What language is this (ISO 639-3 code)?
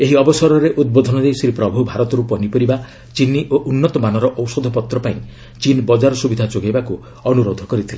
ori